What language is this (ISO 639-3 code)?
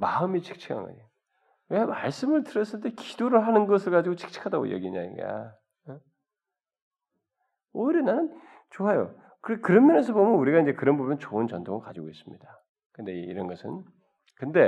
kor